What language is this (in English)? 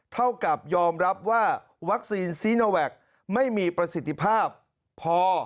Thai